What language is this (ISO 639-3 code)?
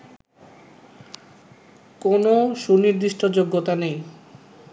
ben